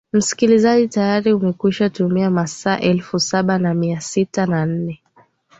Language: Swahili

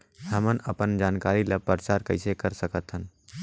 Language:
Chhattisgarhi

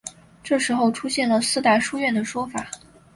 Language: Chinese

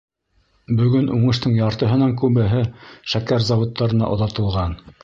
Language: Bashkir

